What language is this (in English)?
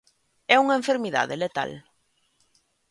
Galician